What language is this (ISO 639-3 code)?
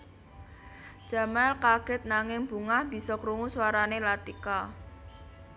jav